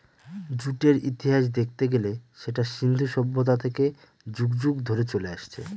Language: Bangla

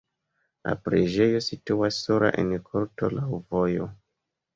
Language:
Esperanto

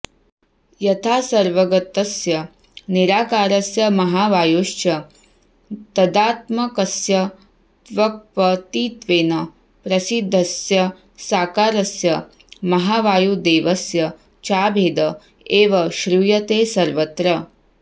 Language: Sanskrit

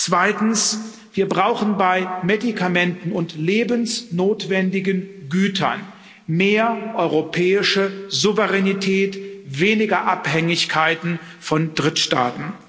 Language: German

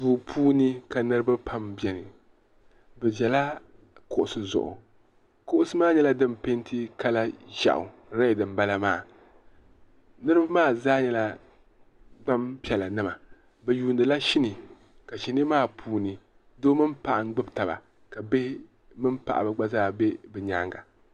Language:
Dagbani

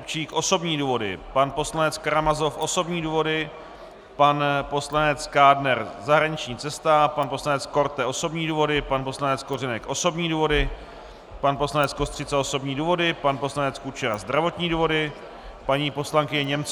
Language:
Czech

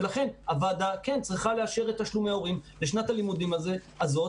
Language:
Hebrew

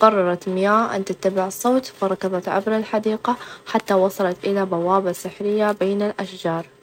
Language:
Najdi Arabic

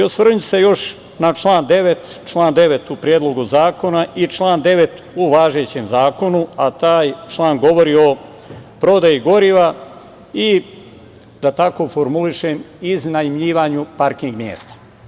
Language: Serbian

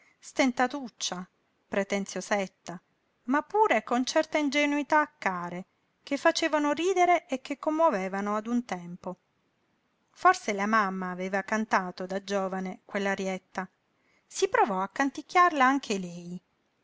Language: Italian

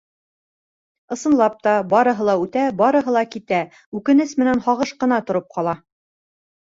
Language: Bashkir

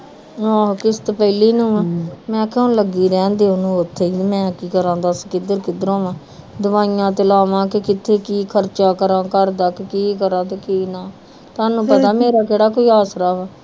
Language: Punjabi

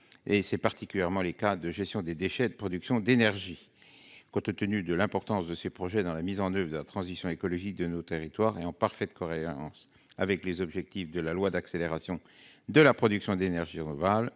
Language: French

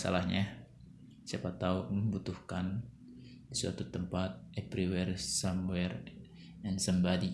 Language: Indonesian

